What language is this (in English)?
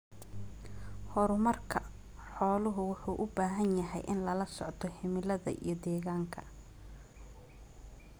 Somali